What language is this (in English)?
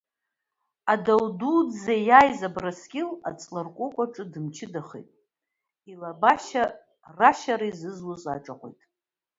Abkhazian